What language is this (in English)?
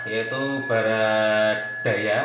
Indonesian